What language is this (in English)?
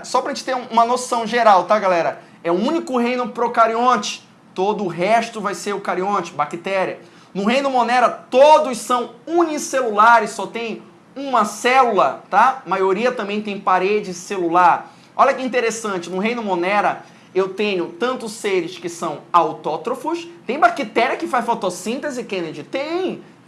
Portuguese